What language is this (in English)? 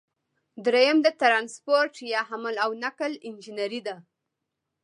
Pashto